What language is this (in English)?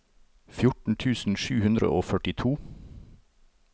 Norwegian